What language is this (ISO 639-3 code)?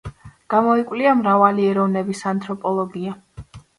kat